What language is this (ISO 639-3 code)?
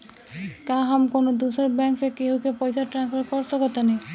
bho